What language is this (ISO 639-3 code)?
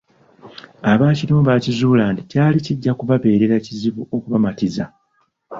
lug